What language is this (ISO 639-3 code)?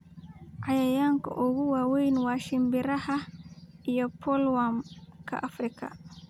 som